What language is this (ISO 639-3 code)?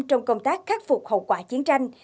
vie